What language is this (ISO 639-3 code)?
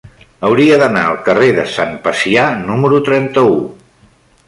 cat